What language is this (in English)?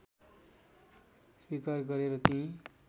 Nepali